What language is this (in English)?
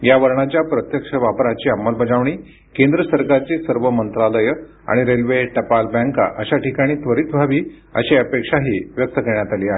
Marathi